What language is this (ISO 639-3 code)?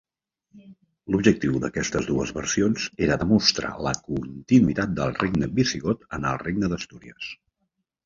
cat